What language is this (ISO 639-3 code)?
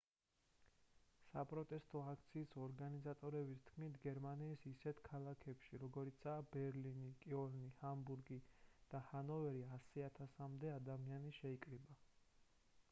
kat